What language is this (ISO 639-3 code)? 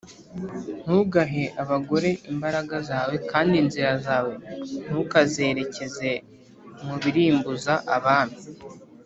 kin